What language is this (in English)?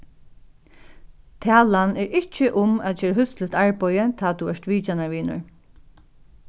Faroese